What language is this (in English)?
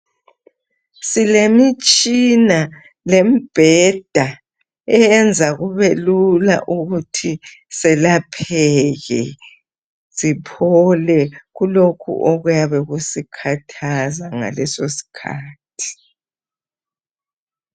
North Ndebele